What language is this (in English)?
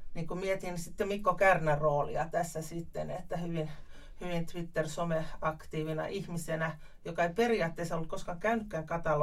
Finnish